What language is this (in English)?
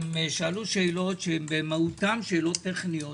Hebrew